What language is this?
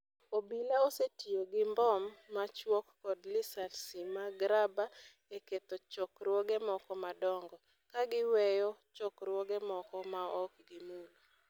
Luo (Kenya and Tanzania)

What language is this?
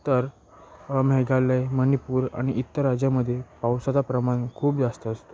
Marathi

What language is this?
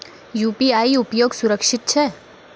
Maithili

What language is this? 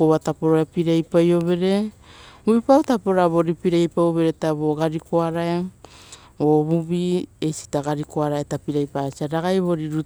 Rotokas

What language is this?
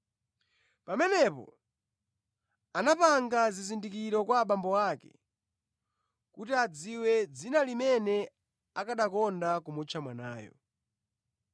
Nyanja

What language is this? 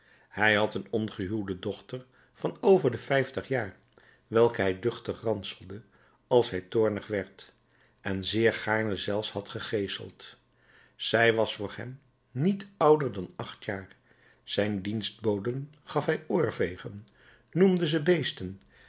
Dutch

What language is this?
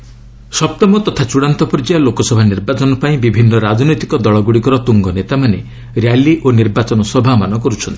Odia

